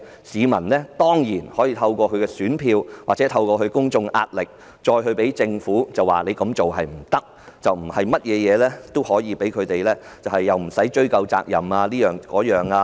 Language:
Cantonese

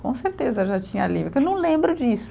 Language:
Portuguese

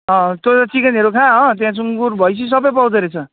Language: Nepali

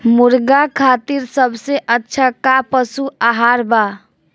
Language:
Bhojpuri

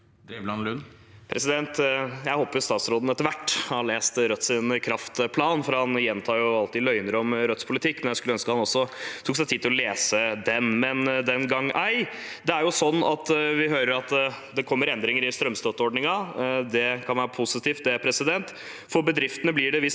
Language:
Norwegian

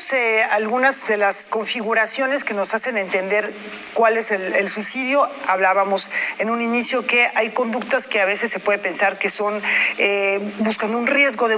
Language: Spanish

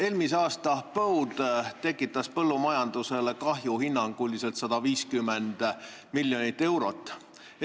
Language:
Estonian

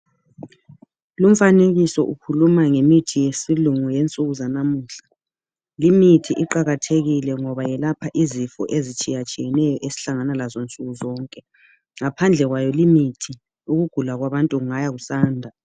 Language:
North Ndebele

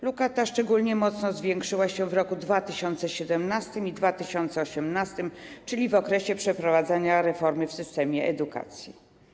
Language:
Polish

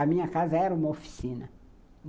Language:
Portuguese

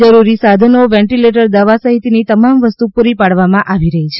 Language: Gujarati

